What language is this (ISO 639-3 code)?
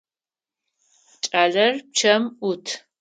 ady